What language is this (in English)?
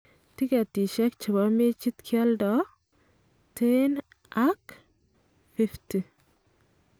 Kalenjin